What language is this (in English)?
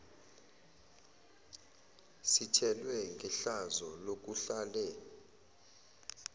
Zulu